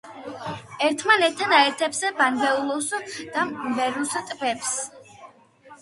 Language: Georgian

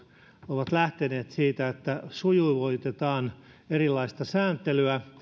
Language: Finnish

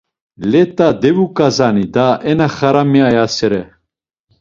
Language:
Laz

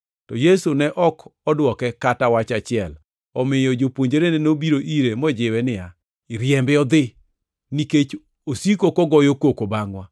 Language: Luo (Kenya and Tanzania)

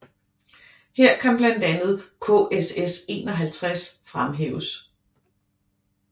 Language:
Danish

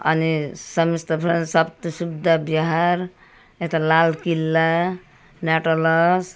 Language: Nepali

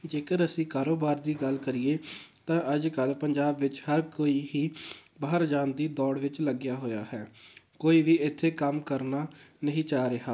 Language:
Punjabi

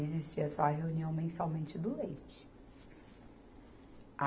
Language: Portuguese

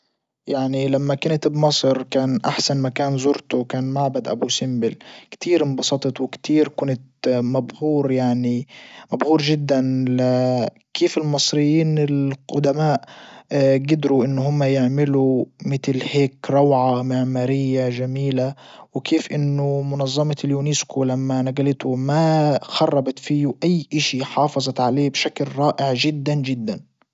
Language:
Libyan Arabic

